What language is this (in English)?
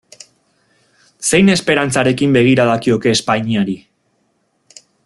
Basque